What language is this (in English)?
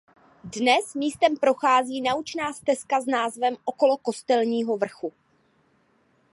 Czech